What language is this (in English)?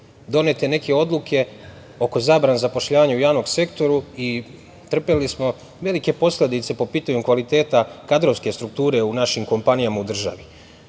Serbian